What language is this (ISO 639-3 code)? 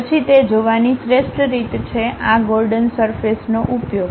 guj